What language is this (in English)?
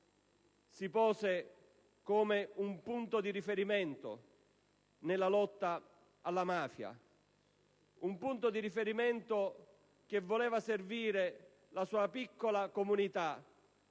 Italian